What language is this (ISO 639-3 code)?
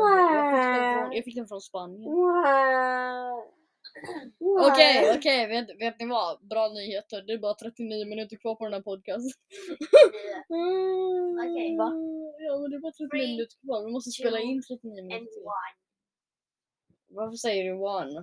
swe